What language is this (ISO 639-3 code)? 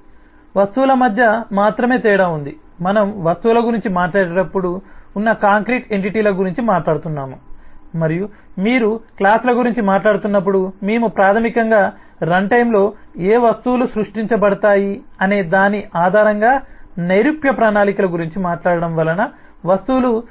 tel